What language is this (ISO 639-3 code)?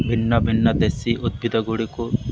ori